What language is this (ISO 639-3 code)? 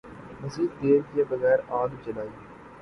urd